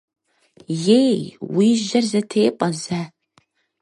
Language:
Kabardian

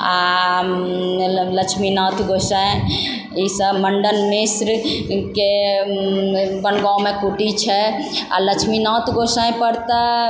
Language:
Maithili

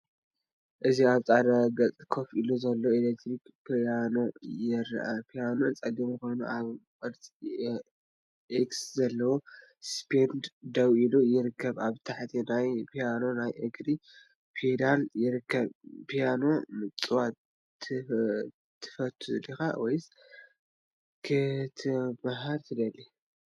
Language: Tigrinya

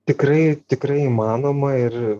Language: Lithuanian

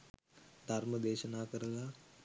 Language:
Sinhala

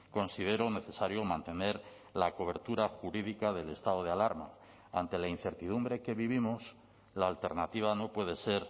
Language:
Spanish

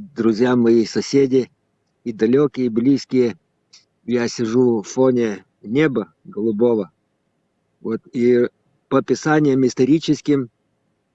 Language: Russian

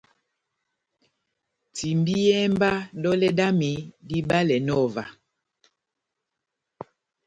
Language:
Batanga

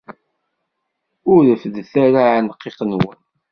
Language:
Kabyle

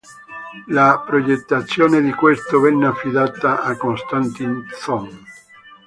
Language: Italian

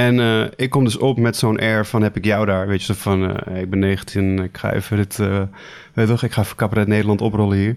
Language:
Dutch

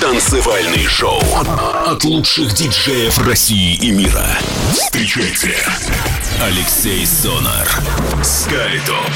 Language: Russian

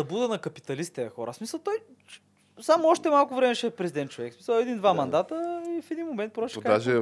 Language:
Bulgarian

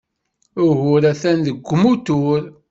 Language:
Kabyle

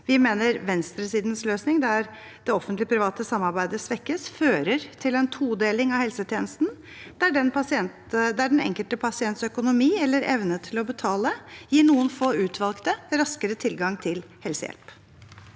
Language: Norwegian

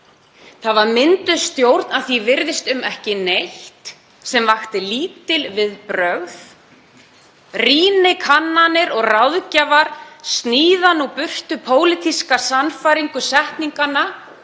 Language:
Icelandic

